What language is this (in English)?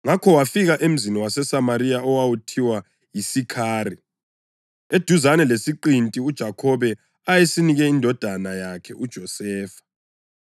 North Ndebele